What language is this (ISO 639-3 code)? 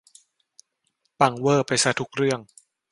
tha